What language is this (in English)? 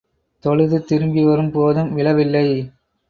Tamil